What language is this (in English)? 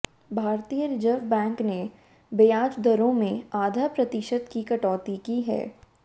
Hindi